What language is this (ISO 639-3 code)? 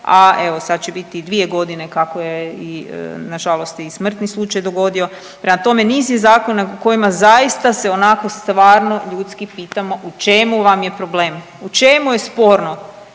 hrv